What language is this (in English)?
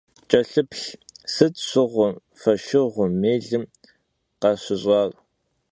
Kabardian